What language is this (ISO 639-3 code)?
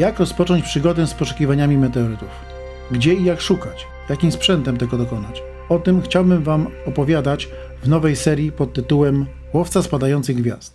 pol